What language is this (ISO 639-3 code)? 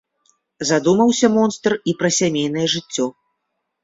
bel